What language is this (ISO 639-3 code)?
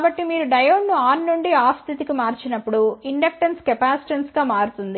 tel